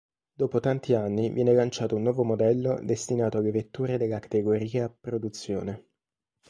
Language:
Italian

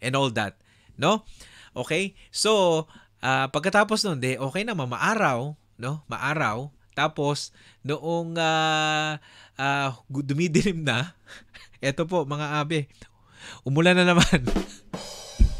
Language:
Filipino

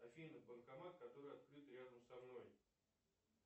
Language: Russian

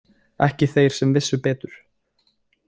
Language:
Icelandic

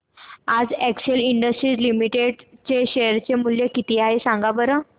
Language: Marathi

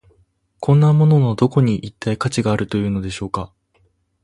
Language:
Japanese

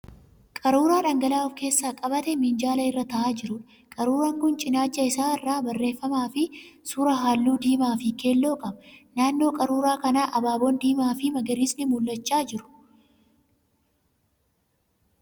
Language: Oromo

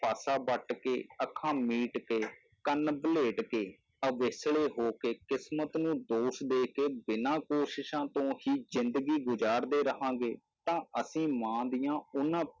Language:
Punjabi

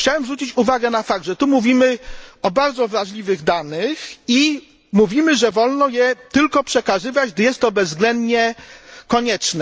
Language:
Polish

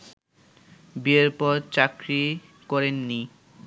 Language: Bangla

